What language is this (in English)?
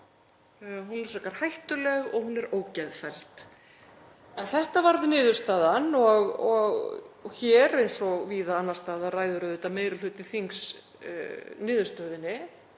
Icelandic